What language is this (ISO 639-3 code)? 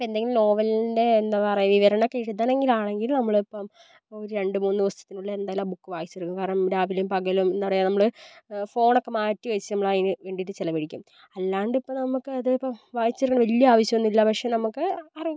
mal